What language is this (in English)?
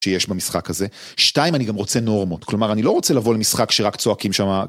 Hebrew